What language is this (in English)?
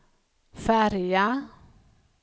Swedish